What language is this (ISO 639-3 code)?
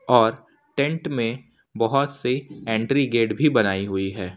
hin